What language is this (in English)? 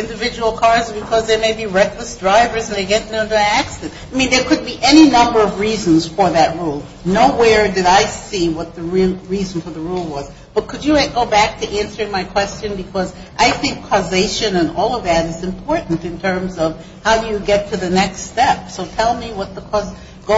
English